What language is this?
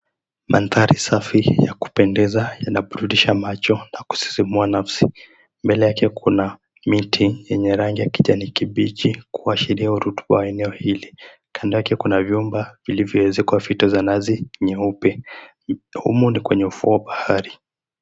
Swahili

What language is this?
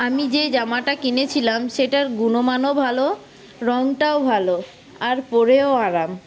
Bangla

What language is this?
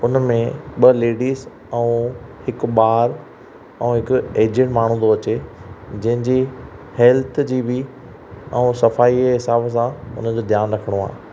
Sindhi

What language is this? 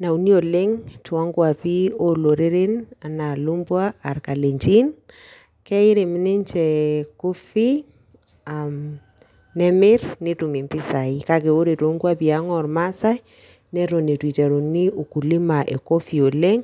Masai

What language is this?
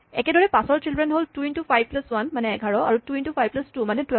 Assamese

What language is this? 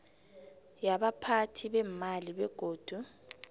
South Ndebele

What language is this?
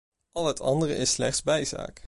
Dutch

